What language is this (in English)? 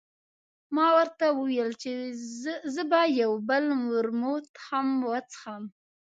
Pashto